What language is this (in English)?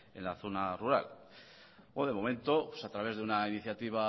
Spanish